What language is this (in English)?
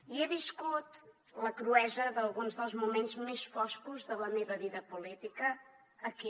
Catalan